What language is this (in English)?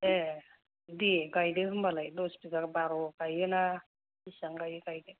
Bodo